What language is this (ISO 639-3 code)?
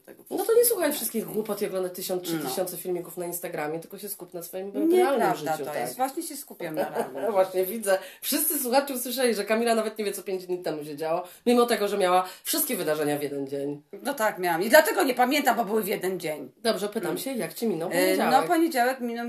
pol